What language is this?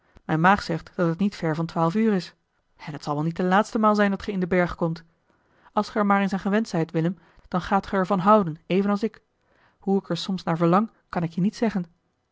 Dutch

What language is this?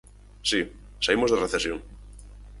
Galician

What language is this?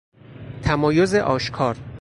Persian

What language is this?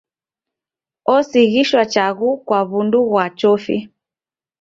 Taita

